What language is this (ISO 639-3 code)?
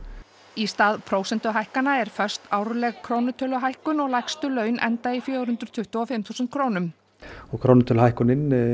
isl